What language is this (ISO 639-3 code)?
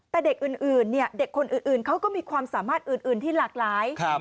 tha